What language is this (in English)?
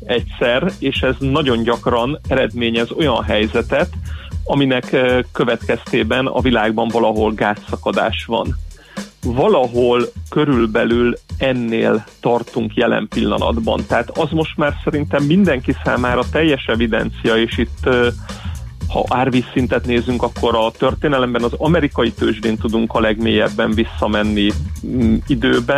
Hungarian